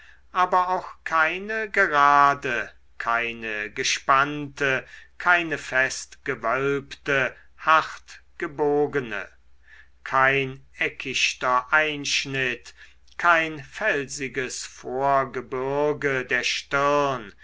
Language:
German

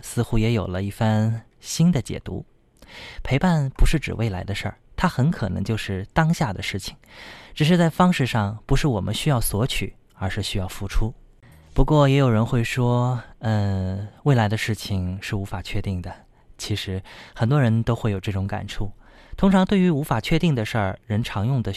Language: Chinese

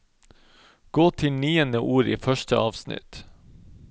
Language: Norwegian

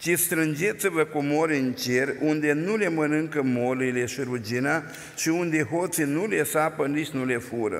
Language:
Romanian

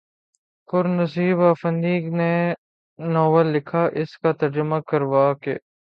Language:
Urdu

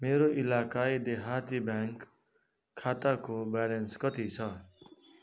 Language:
Nepali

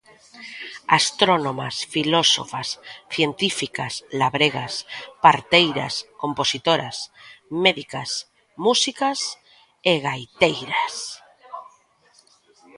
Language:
Galician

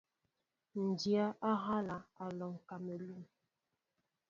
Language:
Mbo (Cameroon)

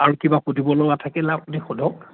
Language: Assamese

